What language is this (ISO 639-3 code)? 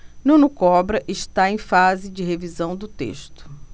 por